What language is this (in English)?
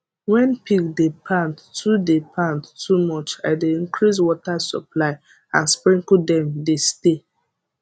Nigerian Pidgin